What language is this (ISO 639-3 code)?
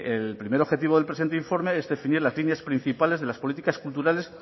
spa